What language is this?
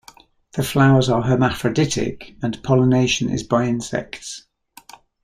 English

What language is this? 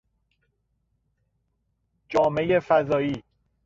Persian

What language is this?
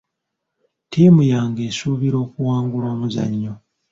Ganda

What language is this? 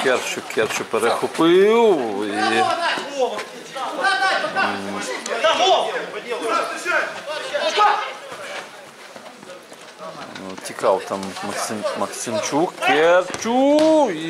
Russian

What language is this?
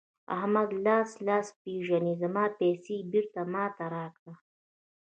Pashto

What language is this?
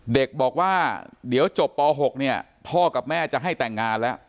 Thai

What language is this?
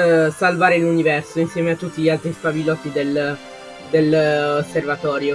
Italian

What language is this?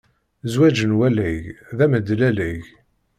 Kabyle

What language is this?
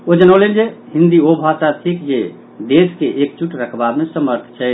Maithili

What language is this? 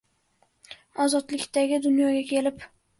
Uzbek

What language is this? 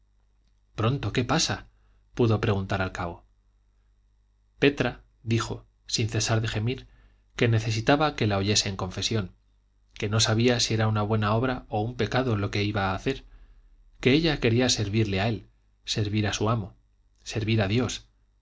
Spanish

